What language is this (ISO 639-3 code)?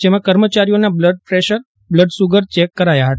guj